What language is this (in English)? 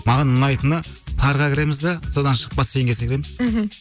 Kazakh